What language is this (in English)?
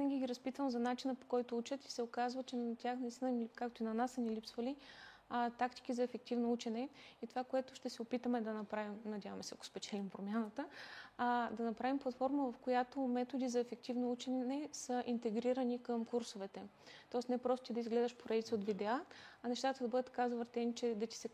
Bulgarian